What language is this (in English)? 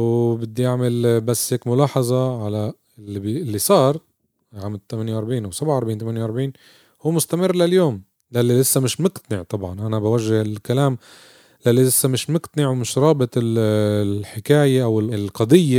Arabic